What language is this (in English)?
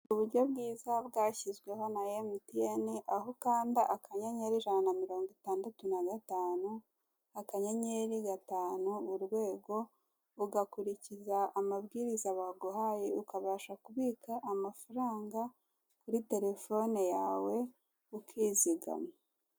Kinyarwanda